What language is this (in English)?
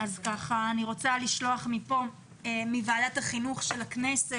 Hebrew